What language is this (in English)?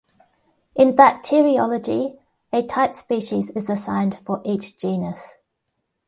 English